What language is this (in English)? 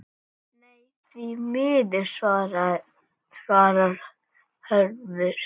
Icelandic